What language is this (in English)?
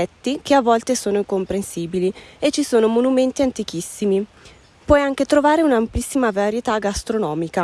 Italian